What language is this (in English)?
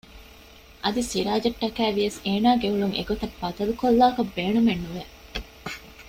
Divehi